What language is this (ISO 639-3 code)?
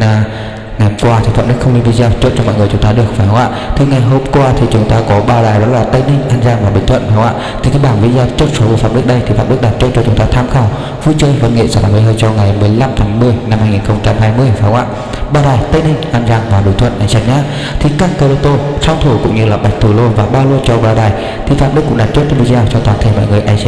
vie